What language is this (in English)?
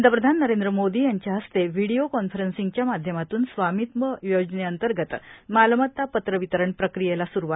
Marathi